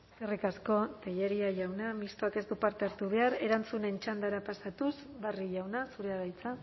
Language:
Basque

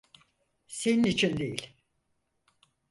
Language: Turkish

